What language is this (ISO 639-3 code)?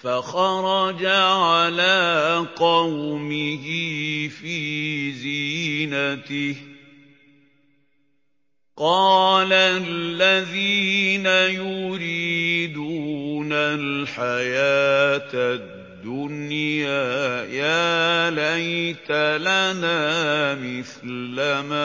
ara